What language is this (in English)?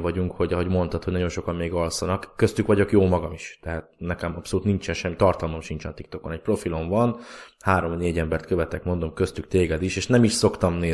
Hungarian